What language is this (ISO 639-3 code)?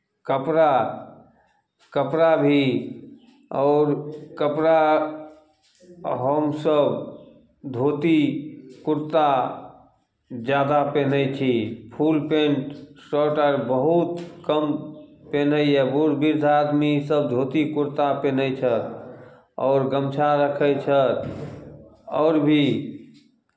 mai